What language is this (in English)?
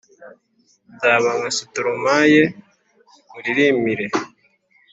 Kinyarwanda